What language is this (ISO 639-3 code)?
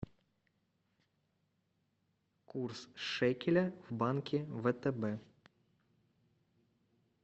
rus